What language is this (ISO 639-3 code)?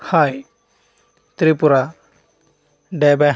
tel